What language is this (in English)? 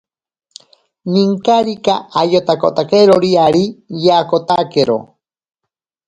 Ashéninka Perené